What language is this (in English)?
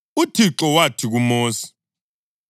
North Ndebele